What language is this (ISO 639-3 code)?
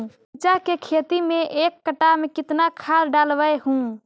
mag